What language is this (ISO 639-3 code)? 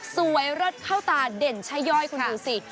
tha